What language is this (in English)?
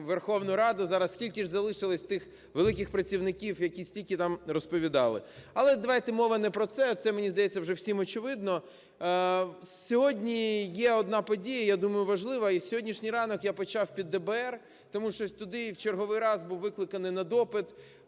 Ukrainian